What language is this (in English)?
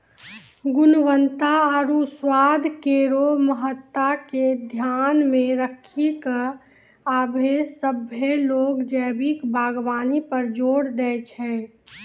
Maithili